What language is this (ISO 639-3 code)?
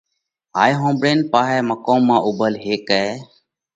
kvx